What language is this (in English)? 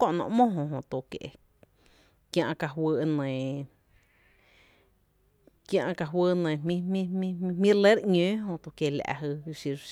Tepinapa Chinantec